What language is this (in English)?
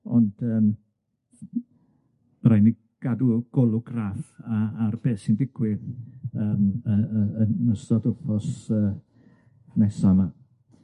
Welsh